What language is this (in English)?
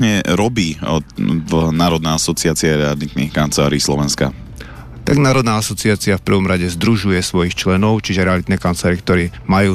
Slovak